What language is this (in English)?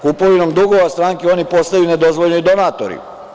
Serbian